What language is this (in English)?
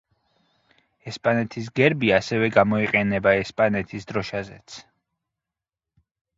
Georgian